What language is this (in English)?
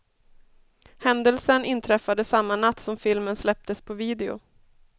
Swedish